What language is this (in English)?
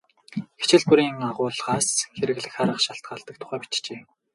Mongolian